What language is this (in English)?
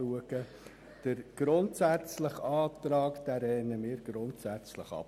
Swiss German